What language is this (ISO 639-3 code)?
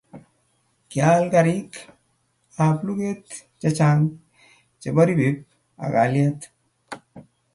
kln